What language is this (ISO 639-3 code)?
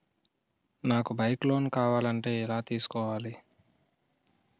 tel